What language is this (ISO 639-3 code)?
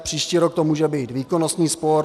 ces